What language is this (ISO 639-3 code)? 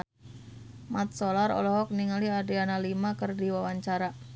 sun